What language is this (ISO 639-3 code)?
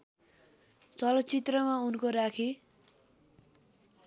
nep